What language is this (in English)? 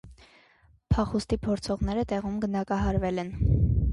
Armenian